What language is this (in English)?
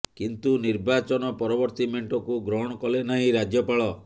Odia